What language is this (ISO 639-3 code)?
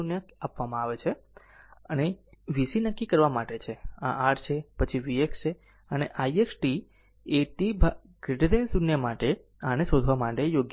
guj